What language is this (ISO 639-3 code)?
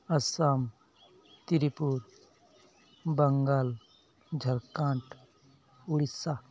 sat